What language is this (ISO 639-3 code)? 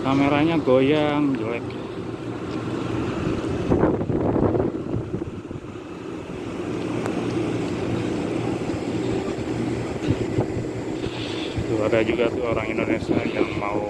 ind